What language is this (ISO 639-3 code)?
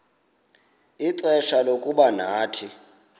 xho